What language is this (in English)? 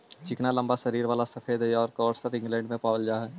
Magahi